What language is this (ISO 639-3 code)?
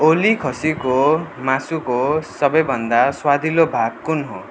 nep